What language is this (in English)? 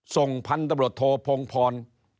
Thai